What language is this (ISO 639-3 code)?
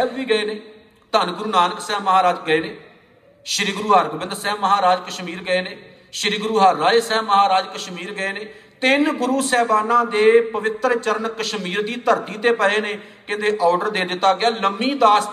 pan